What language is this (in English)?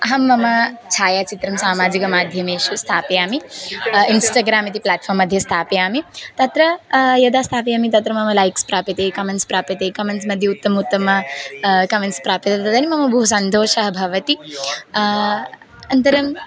Sanskrit